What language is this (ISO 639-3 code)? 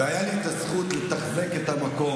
heb